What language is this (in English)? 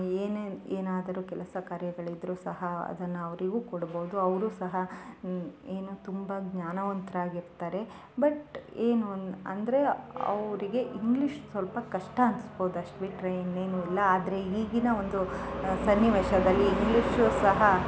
Kannada